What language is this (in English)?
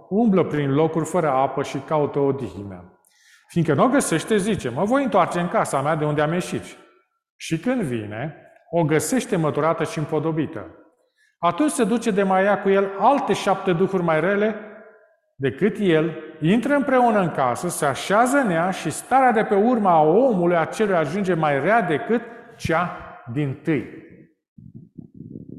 Romanian